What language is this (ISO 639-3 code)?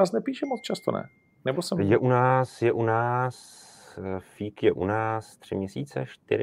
ces